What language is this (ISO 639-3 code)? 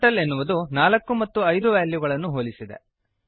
kan